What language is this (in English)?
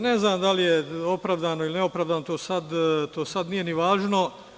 Serbian